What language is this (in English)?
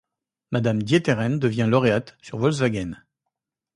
French